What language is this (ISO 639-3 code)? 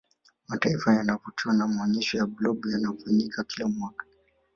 swa